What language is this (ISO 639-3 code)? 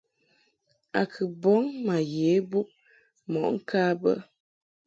mhk